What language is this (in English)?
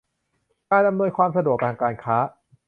Thai